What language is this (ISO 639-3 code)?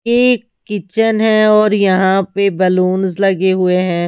hin